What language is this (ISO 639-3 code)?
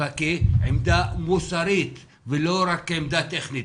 heb